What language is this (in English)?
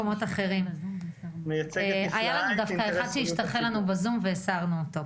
Hebrew